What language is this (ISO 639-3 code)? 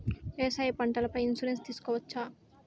tel